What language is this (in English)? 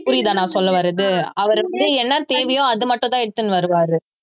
Tamil